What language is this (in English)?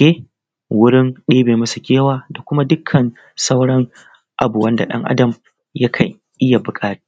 Hausa